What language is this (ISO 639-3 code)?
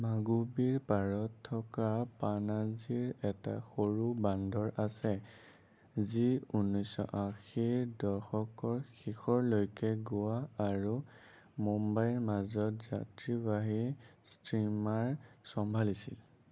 asm